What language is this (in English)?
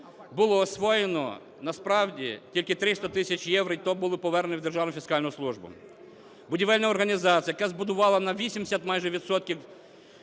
Ukrainian